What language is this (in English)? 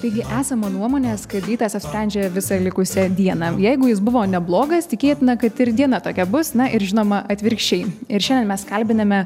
Lithuanian